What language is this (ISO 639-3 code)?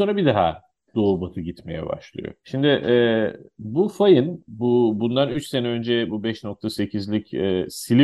tur